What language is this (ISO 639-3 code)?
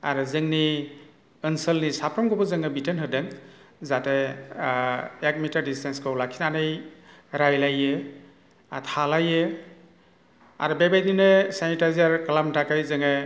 brx